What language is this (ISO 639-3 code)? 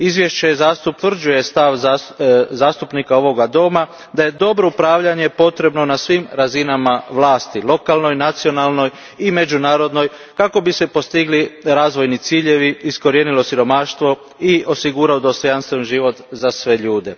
hrv